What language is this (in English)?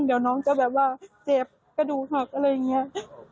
Thai